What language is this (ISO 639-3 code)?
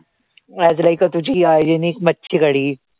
mar